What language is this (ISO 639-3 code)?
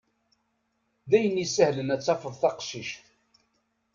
kab